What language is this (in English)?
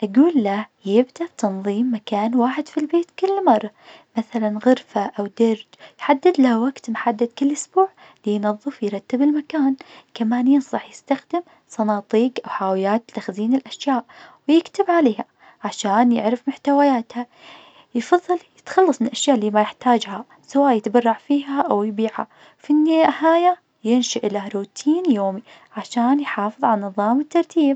Najdi Arabic